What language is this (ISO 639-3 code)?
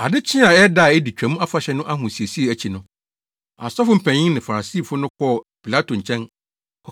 aka